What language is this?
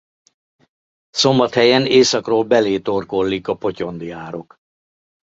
Hungarian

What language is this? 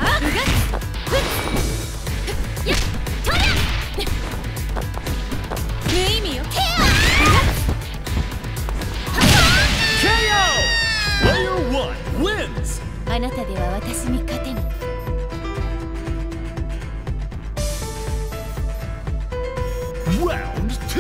English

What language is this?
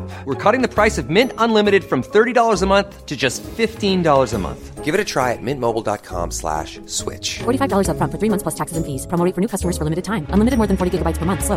Persian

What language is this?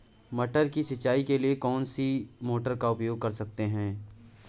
Hindi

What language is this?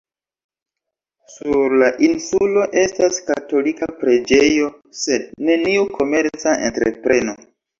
Esperanto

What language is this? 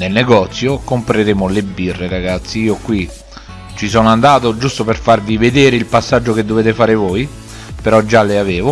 Italian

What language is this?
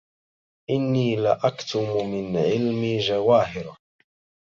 Arabic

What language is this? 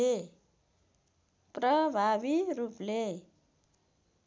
Nepali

